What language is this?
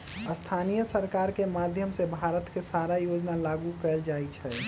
Magahi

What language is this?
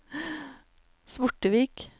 Norwegian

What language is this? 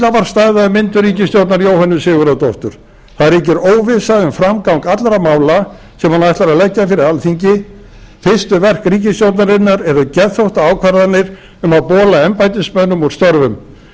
Icelandic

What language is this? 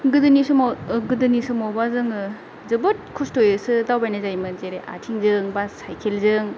Bodo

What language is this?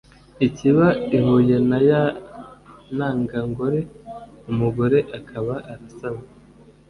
Kinyarwanda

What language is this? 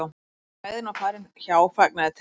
Icelandic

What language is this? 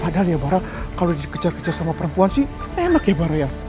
Indonesian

